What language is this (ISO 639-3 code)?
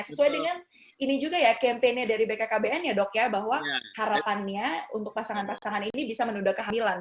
ind